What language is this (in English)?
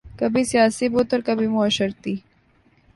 Urdu